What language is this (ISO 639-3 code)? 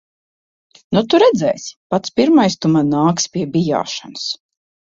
lav